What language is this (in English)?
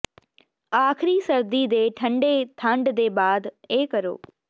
Punjabi